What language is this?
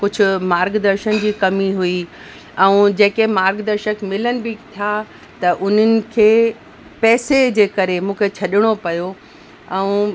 Sindhi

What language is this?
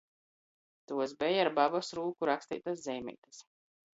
Latgalian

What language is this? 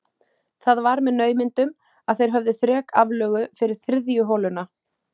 Icelandic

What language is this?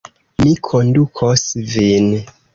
Esperanto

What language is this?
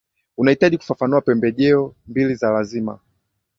Swahili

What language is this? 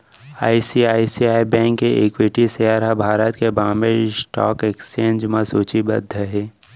Chhattisgarhi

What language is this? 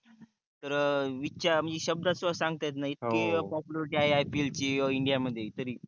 Marathi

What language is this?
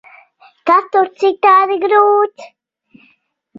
Latvian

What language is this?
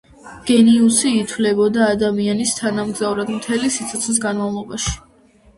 Georgian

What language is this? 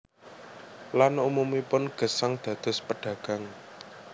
Javanese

